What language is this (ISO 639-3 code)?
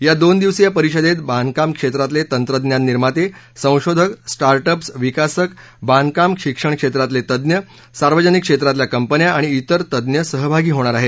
mar